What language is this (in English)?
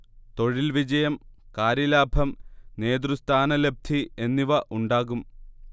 Malayalam